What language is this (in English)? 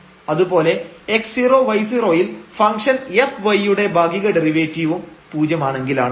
Malayalam